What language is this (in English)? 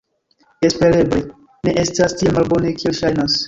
Esperanto